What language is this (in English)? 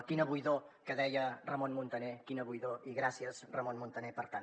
Catalan